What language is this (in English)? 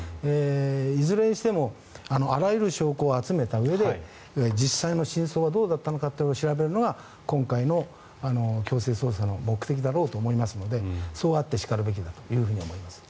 Japanese